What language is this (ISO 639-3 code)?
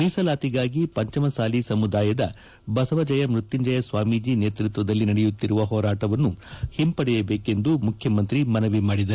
kan